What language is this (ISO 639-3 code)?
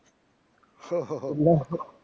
guj